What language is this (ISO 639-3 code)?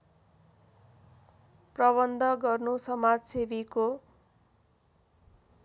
nep